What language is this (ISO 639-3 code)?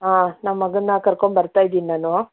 kan